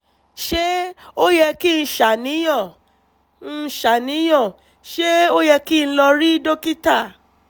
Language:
Yoruba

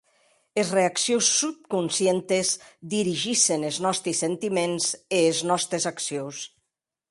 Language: Occitan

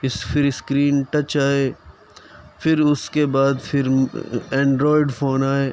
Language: Urdu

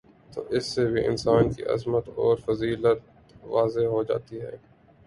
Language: Urdu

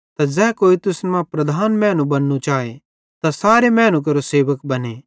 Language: Bhadrawahi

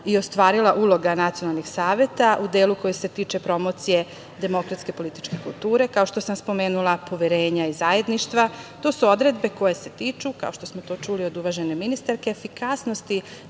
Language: Serbian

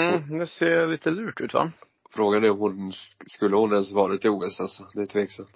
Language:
Swedish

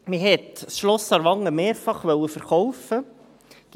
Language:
Swiss German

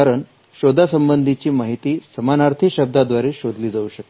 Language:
Marathi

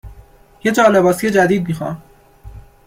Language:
Persian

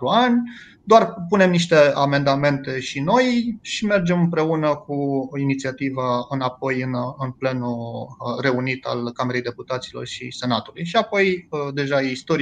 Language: Romanian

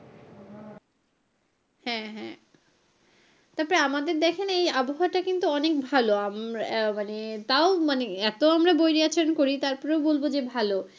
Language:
Bangla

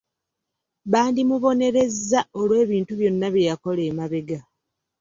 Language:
Ganda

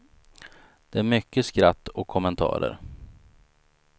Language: Swedish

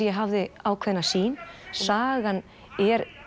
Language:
Icelandic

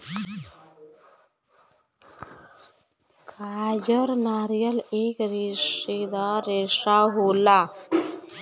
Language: Bhojpuri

